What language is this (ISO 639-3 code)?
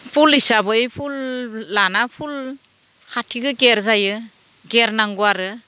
brx